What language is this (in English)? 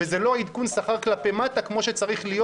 Hebrew